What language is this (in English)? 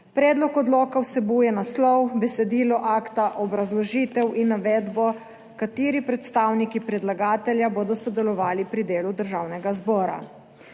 Slovenian